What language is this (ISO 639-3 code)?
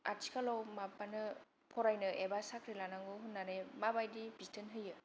brx